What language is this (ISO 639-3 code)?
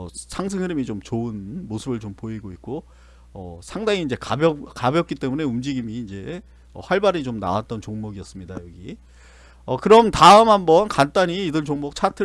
kor